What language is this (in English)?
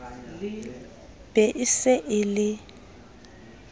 Southern Sotho